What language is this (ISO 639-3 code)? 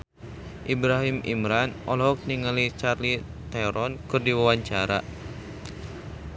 sun